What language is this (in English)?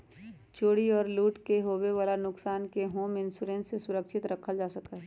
Magahi